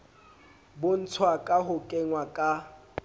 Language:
Southern Sotho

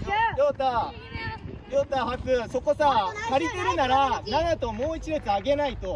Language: Japanese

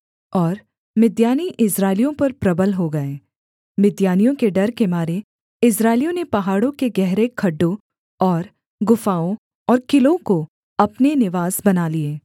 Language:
Hindi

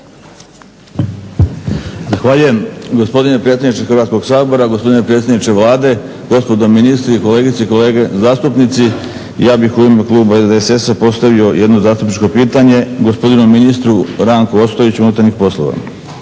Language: Croatian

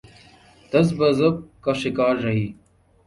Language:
Urdu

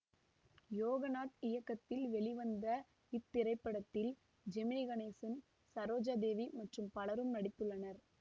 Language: Tamil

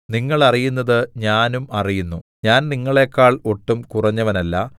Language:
Malayalam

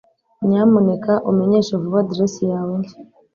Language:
Kinyarwanda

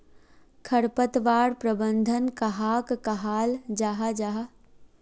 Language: Magahi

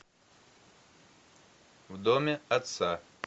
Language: Russian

